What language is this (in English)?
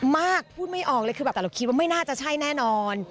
Thai